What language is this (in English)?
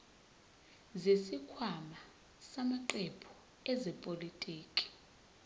Zulu